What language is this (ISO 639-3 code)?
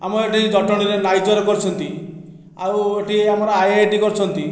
ori